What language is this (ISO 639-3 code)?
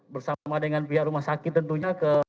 ind